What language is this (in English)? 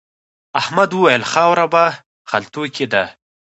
Pashto